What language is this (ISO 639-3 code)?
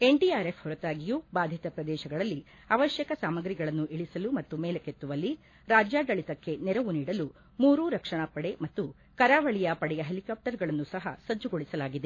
kan